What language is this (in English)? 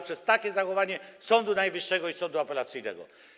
Polish